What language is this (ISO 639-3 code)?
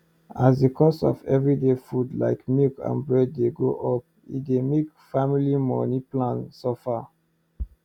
pcm